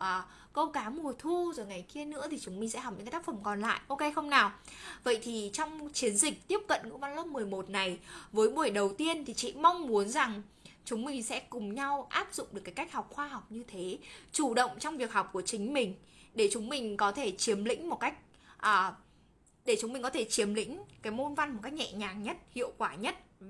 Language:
Vietnamese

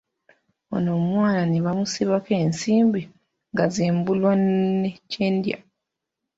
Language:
Ganda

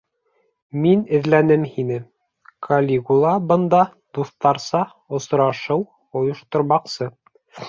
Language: Bashkir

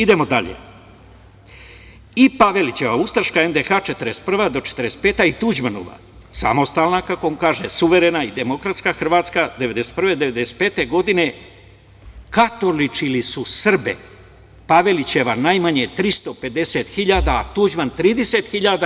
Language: Serbian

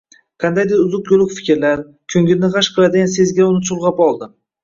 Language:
Uzbek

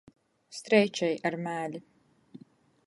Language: Latgalian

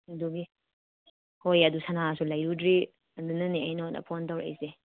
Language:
Manipuri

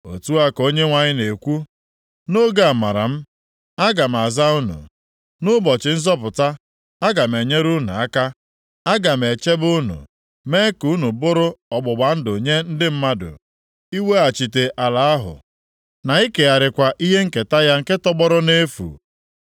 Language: Igbo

